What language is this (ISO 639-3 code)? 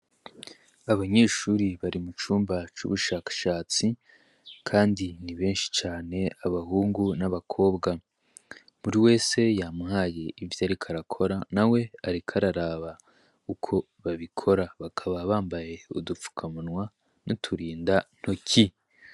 run